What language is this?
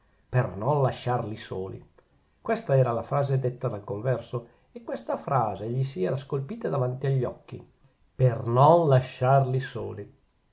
Italian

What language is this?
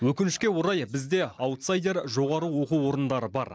Kazakh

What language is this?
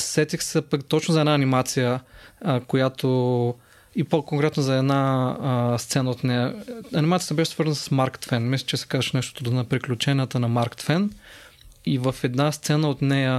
Bulgarian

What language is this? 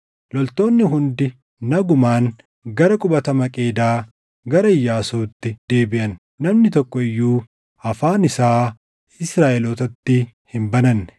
Oromo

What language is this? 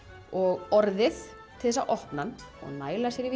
Icelandic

